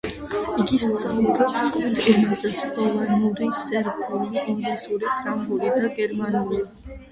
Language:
Georgian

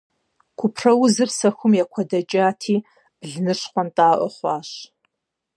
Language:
Kabardian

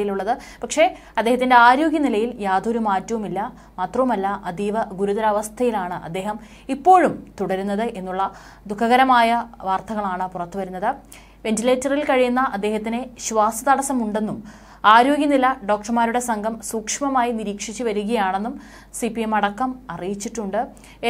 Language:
Malayalam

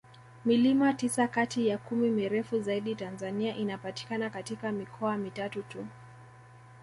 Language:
Swahili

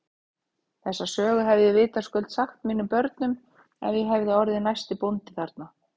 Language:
Icelandic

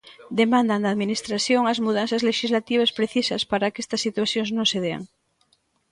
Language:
Galician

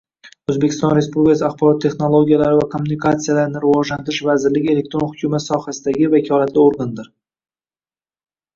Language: Uzbek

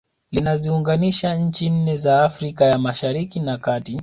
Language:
Swahili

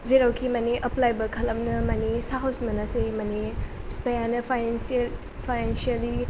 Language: Bodo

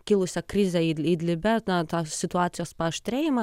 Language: Lithuanian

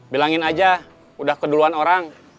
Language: Indonesian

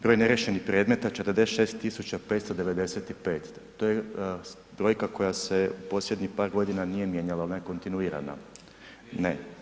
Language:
Croatian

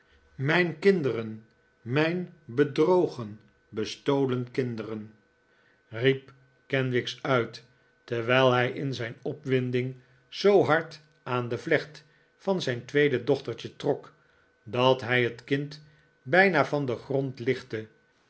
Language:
Dutch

